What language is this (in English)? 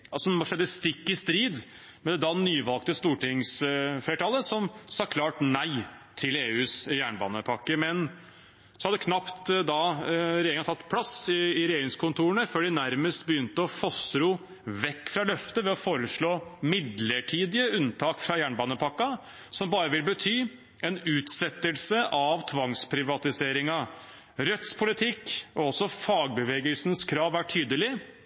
Norwegian Bokmål